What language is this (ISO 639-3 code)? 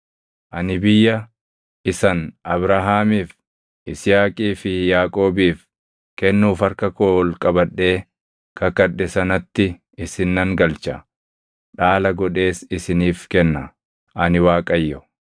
orm